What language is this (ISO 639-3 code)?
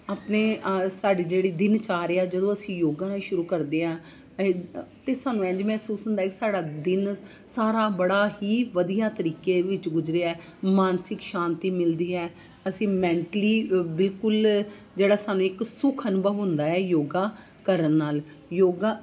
pan